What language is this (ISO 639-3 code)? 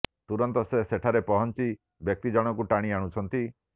ori